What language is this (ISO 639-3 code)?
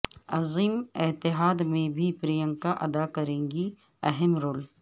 urd